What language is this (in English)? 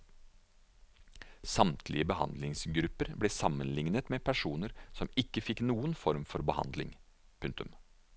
Norwegian